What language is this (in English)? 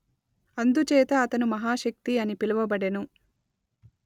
Telugu